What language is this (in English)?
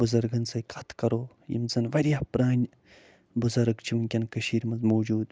Kashmiri